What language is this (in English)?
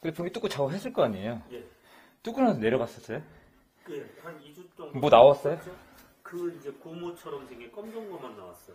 Korean